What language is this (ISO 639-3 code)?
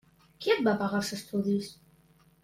cat